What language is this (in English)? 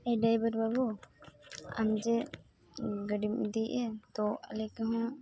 Santali